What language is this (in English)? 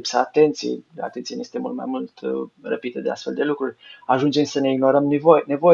Romanian